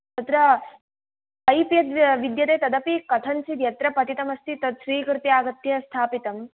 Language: Sanskrit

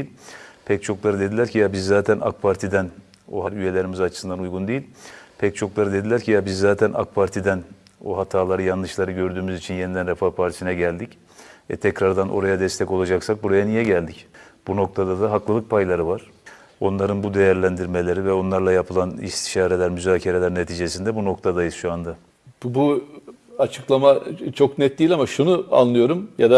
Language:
Turkish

